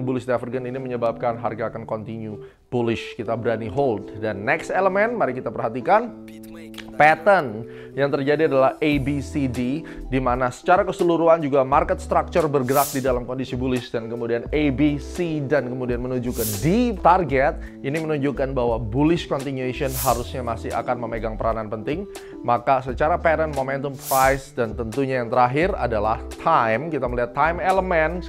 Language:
Indonesian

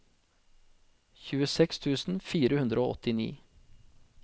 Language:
Norwegian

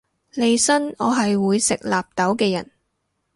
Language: Cantonese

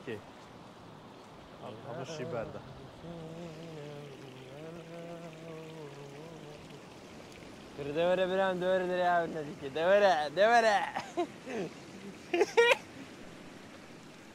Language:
Arabic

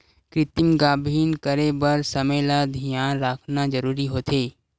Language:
Chhattisgarhi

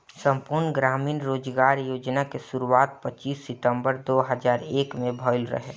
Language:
Bhojpuri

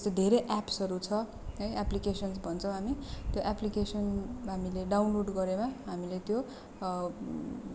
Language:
Nepali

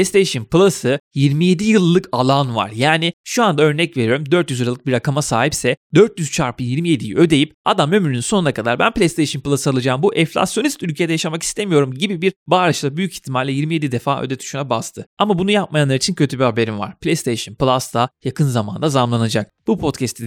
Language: Turkish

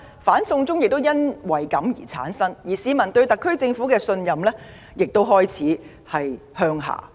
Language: Cantonese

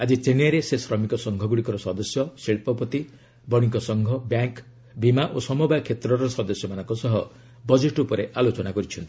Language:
Odia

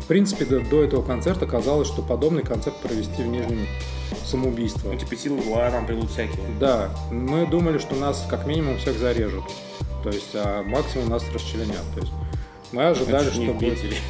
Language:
Russian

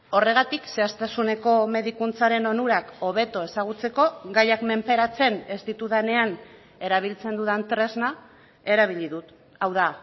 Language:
Basque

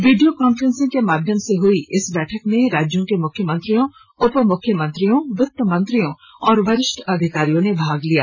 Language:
Hindi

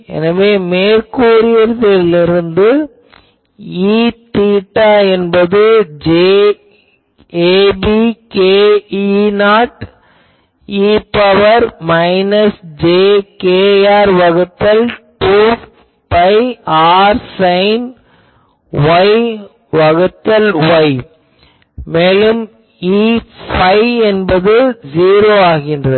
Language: Tamil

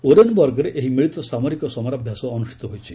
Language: Odia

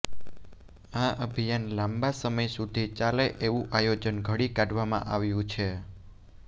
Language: Gujarati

